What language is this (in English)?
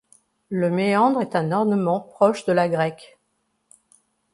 French